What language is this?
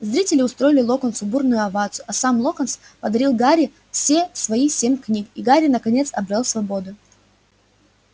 Russian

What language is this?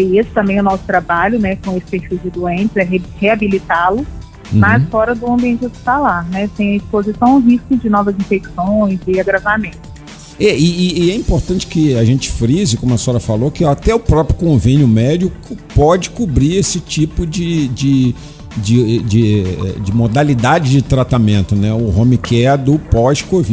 Portuguese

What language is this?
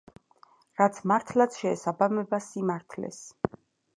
Georgian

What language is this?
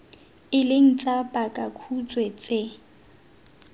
Tswana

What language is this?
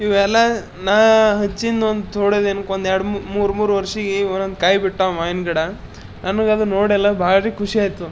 Kannada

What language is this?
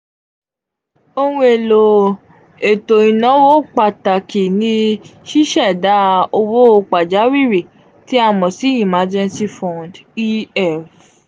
Yoruba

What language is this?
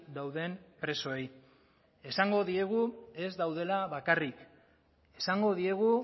Basque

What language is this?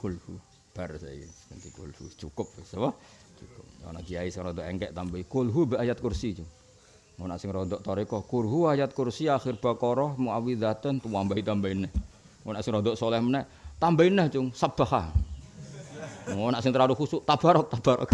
Indonesian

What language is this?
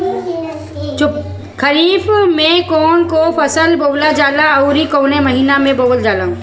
Bhojpuri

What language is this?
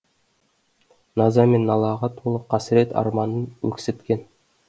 Kazakh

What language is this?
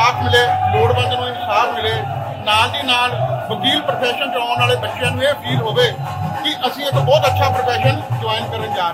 Punjabi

